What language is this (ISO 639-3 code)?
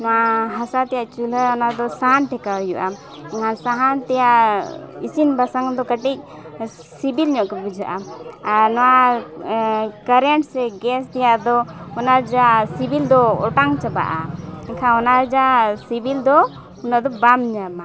sat